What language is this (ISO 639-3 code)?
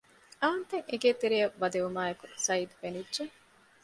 div